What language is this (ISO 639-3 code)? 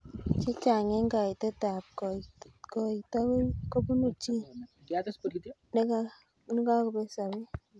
kln